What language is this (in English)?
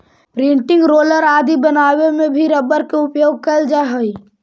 Magahi